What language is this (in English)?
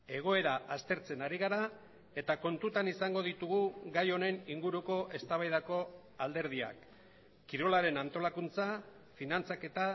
Basque